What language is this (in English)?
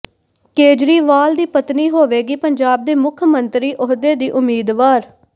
Punjabi